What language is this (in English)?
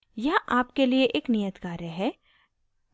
Hindi